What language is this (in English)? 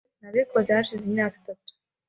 Kinyarwanda